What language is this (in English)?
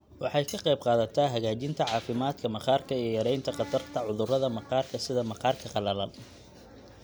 Somali